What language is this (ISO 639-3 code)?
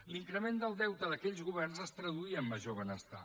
cat